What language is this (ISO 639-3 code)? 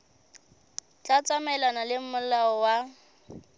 sot